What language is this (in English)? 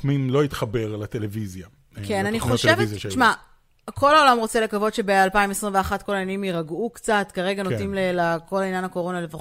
Hebrew